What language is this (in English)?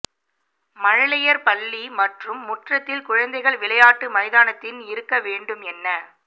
Tamil